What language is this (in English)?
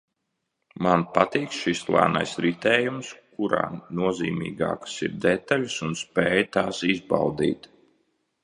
Latvian